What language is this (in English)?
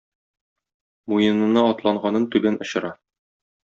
Tatar